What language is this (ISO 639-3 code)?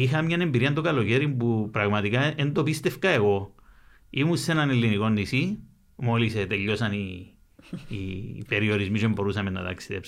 ell